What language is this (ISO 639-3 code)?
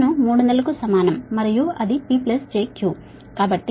tel